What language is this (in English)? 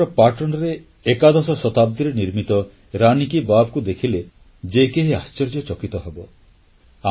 Odia